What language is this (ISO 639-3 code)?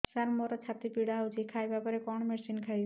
ori